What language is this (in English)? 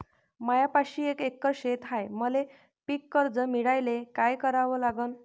Marathi